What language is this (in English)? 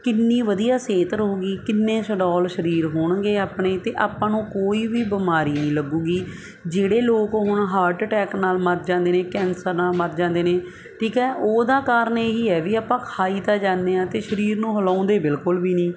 Punjabi